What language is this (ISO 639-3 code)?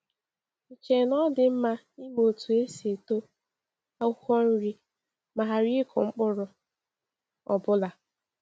ibo